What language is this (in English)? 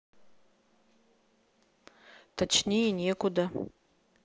Russian